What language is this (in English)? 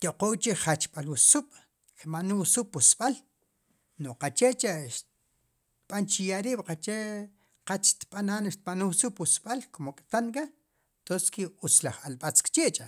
Sipacapense